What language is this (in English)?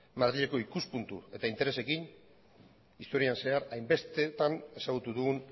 Basque